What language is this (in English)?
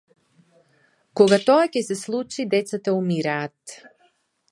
Macedonian